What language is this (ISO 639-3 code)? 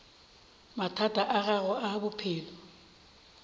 nso